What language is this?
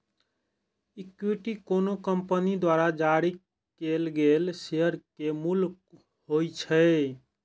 Maithili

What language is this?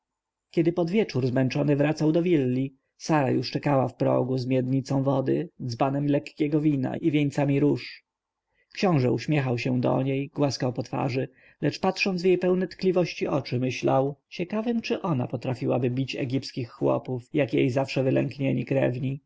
Polish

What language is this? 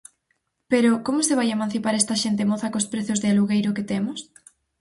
Galician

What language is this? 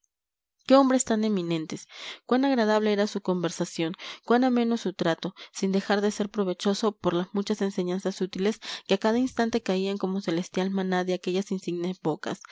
Spanish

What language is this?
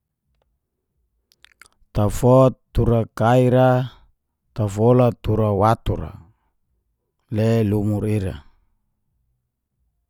Geser-Gorom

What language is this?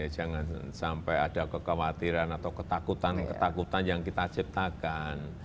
Indonesian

